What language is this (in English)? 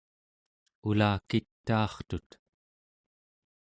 Central Yupik